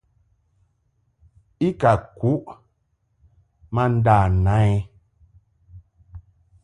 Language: Mungaka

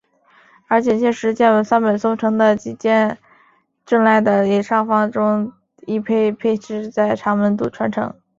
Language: Chinese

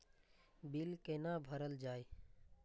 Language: Maithili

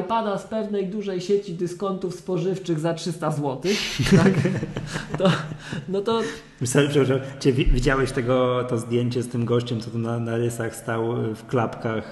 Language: Polish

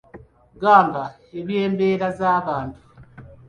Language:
Ganda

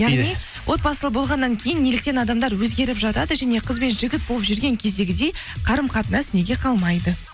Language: Kazakh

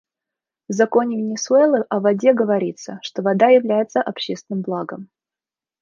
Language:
Russian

